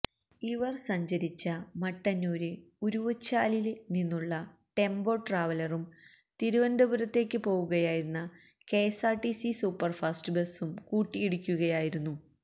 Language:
Malayalam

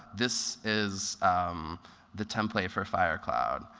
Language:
English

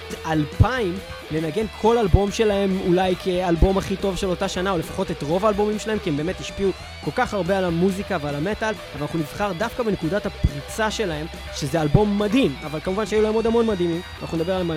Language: Hebrew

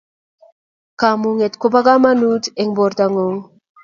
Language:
Kalenjin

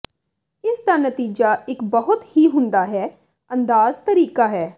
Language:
Punjabi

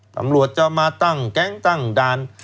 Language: Thai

